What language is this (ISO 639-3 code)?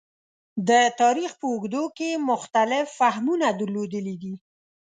pus